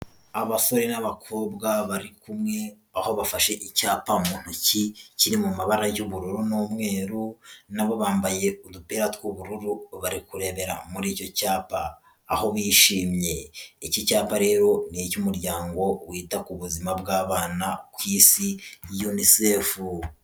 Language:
Kinyarwanda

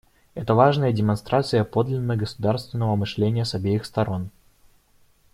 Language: Russian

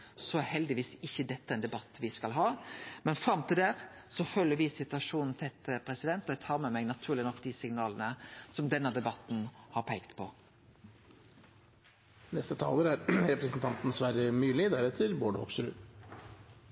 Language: Norwegian Nynorsk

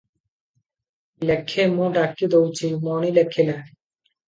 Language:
Odia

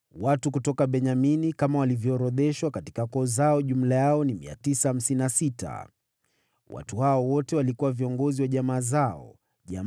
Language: Swahili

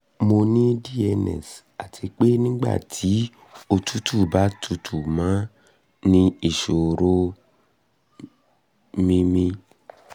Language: Yoruba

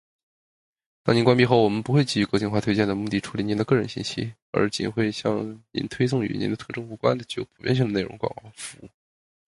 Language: Chinese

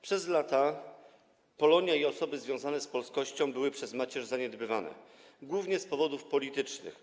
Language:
Polish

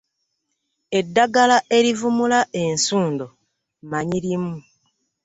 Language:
Ganda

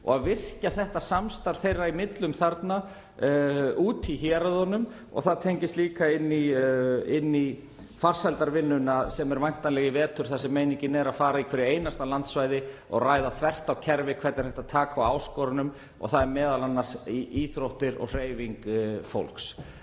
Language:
Icelandic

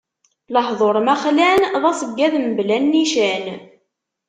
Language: Kabyle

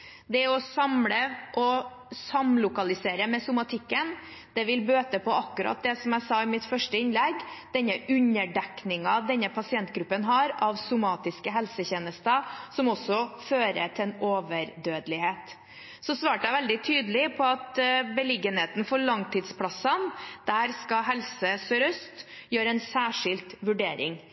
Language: Norwegian Bokmål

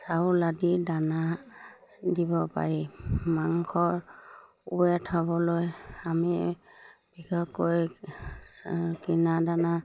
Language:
Assamese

